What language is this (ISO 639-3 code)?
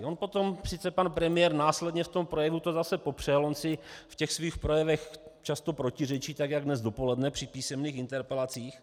ces